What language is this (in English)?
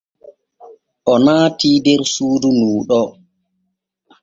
Borgu Fulfulde